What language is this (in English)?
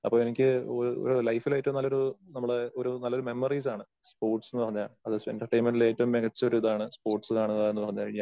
Malayalam